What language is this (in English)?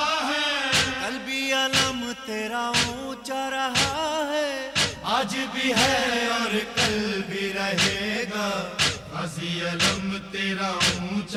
Persian